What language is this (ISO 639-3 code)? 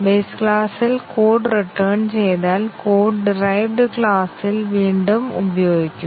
mal